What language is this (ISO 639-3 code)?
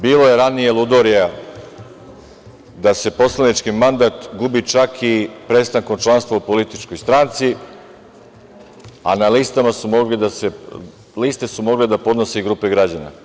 srp